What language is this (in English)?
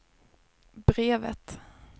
Swedish